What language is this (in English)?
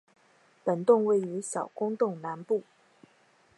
Chinese